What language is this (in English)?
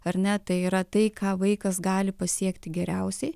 Lithuanian